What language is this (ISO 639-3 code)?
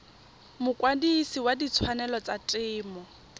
tsn